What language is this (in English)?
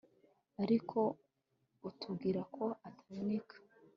Kinyarwanda